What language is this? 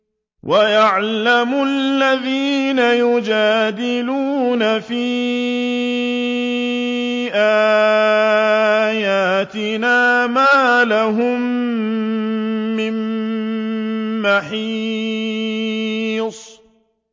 Arabic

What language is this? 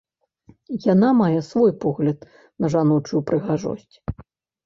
Belarusian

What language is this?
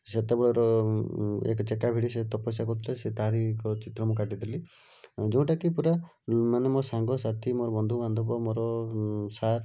Odia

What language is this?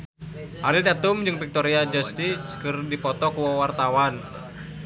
Sundanese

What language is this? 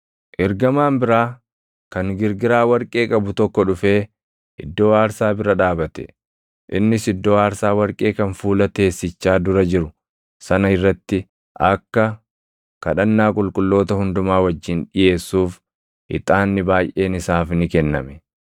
Oromo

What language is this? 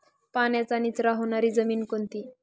Marathi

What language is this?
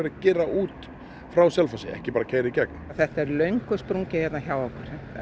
Icelandic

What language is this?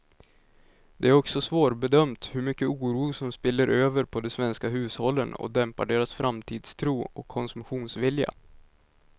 Swedish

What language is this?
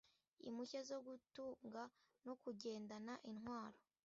Kinyarwanda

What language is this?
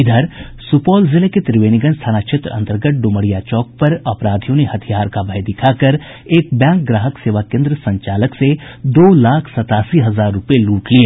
Hindi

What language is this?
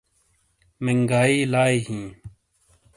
Shina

